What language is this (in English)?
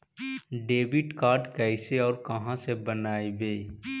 Magahi